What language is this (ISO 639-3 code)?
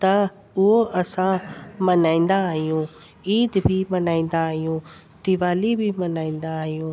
snd